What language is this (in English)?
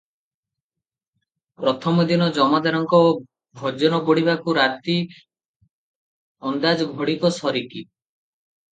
Odia